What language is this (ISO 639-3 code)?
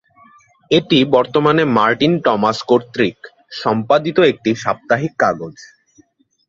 ben